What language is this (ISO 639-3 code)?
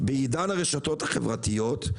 heb